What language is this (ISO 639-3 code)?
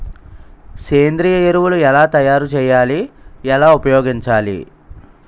tel